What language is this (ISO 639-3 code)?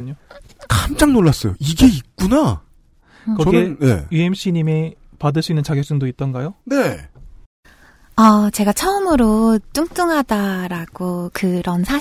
kor